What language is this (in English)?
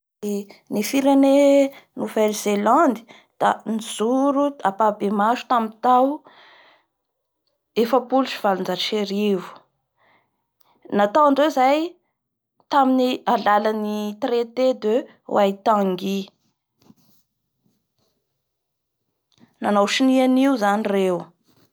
Bara Malagasy